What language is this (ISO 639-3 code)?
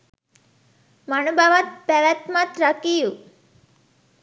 sin